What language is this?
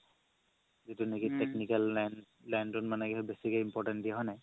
Assamese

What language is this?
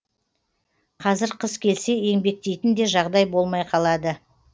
Kazakh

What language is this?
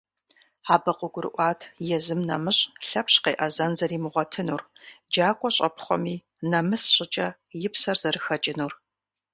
Kabardian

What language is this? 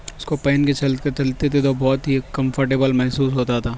Urdu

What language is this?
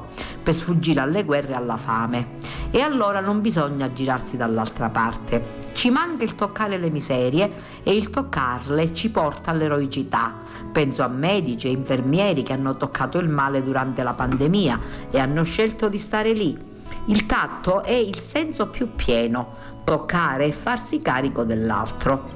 Italian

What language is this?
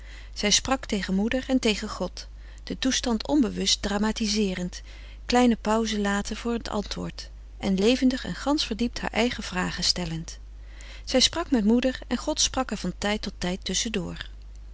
Dutch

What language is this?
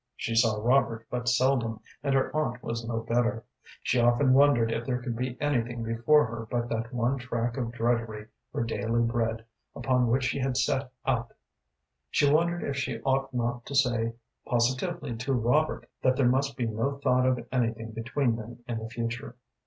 English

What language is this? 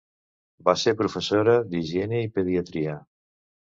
Catalan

